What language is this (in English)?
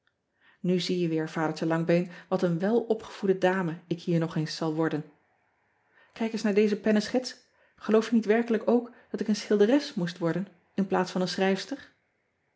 Dutch